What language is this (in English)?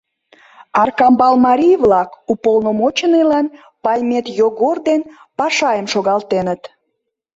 Mari